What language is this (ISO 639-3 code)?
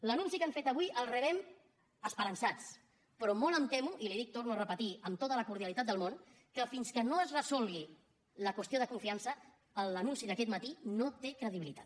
cat